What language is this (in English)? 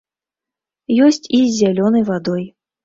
Belarusian